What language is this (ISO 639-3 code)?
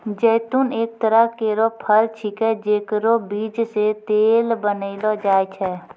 mai